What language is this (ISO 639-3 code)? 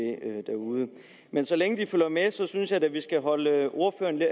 dan